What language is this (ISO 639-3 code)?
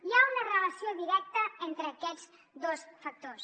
cat